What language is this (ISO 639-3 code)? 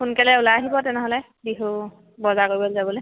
asm